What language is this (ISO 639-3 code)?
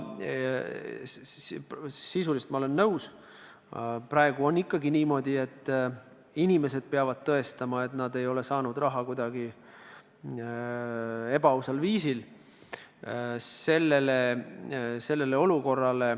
est